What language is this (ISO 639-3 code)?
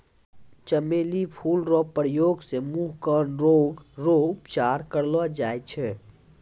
mai